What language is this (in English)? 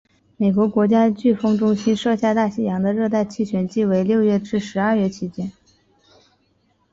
Chinese